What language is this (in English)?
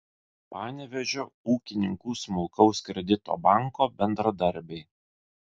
Lithuanian